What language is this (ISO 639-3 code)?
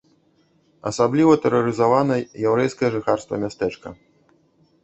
bel